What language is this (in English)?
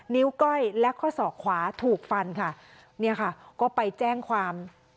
Thai